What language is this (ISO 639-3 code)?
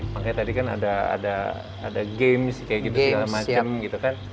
ind